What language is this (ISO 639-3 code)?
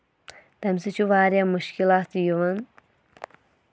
kas